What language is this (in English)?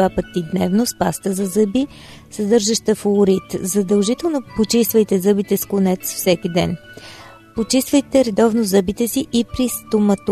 Bulgarian